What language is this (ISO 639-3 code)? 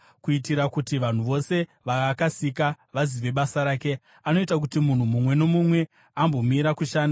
sna